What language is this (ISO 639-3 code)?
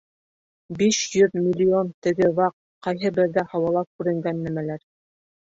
bak